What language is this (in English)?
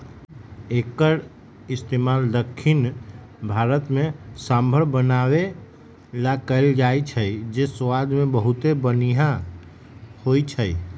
Magahi